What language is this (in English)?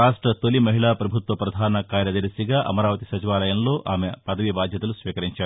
Telugu